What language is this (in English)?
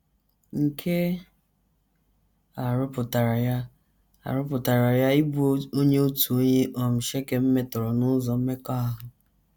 Igbo